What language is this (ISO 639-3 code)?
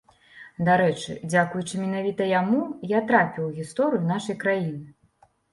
bel